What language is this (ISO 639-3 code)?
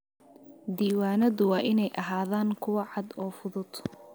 som